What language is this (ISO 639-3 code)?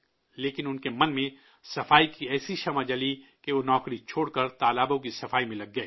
urd